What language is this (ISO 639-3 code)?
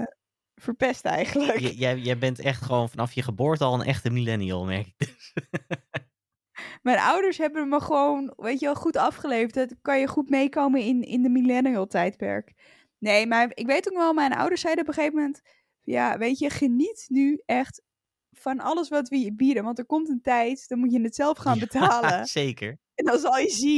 nld